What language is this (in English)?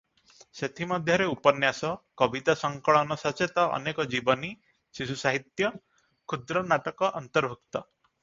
Odia